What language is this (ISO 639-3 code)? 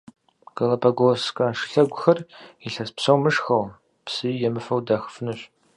kbd